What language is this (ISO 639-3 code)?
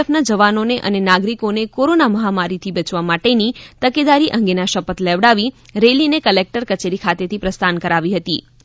guj